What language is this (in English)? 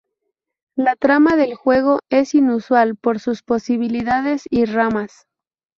Spanish